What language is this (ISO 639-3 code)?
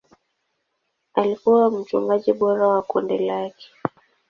swa